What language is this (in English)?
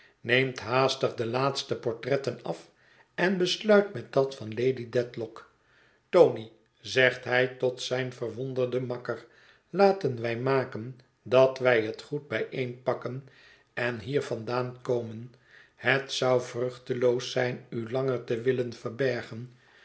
Dutch